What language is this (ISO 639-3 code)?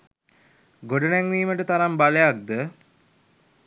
sin